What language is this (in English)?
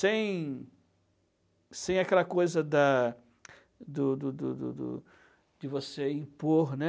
Portuguese